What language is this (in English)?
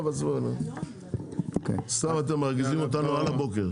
Hebrew